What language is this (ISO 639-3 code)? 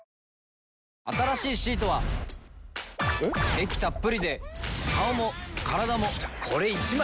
jpn